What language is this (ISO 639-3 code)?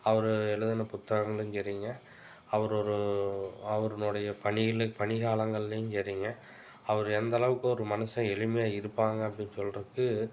tam